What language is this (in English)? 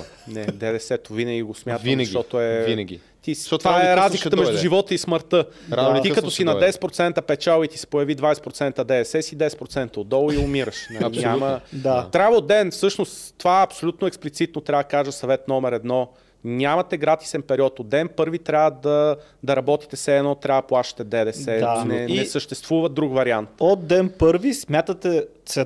Bulgarian